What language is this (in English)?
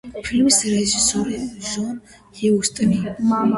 Georgian